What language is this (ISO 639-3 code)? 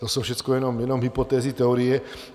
ces